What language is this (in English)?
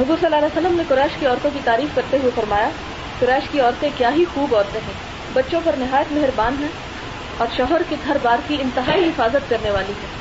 Urdu